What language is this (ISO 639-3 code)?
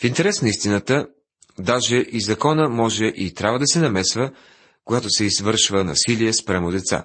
bul